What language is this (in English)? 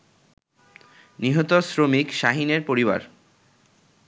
Bangla